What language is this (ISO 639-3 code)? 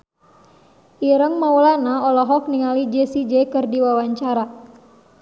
sun